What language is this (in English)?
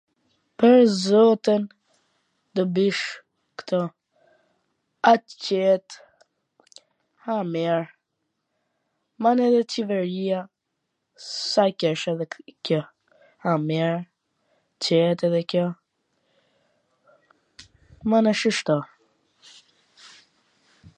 Gheg Albanian